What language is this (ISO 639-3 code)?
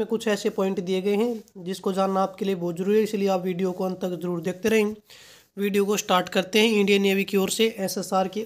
hin